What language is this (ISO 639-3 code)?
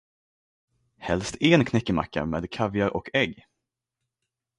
swe